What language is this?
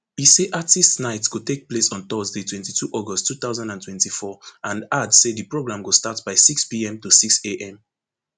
Nigerian Pidgin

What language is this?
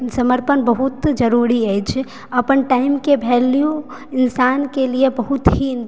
Maithili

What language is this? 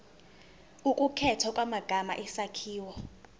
Zulu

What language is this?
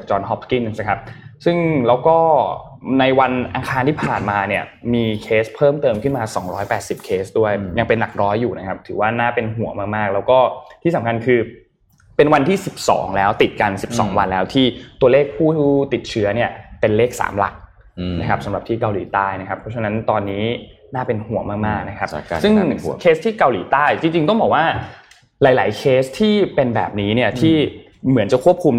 Thai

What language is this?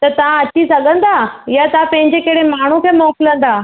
Sindhi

